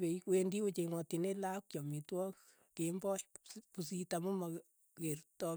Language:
Keiyo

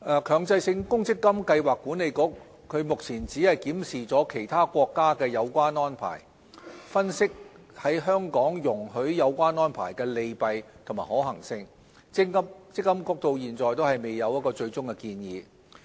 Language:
Cantonese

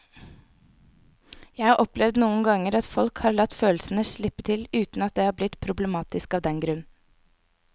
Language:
Norwegian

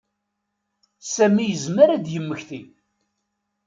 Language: Kabyle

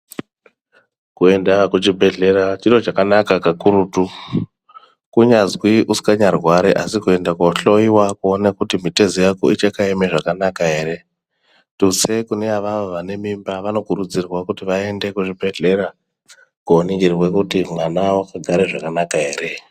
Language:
Ndau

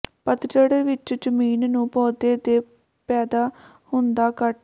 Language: Punjabi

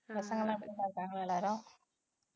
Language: Tamil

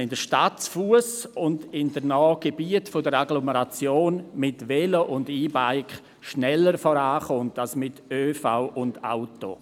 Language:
Swiss German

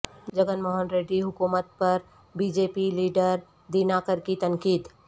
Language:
Urdu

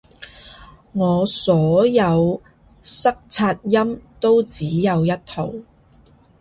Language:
Cantonese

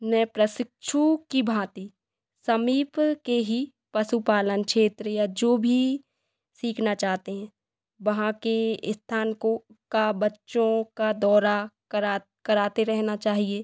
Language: Hindi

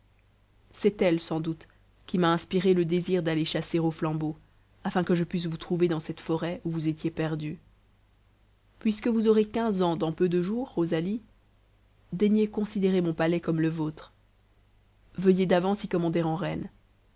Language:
French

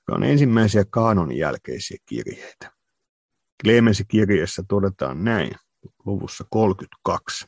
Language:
Finnish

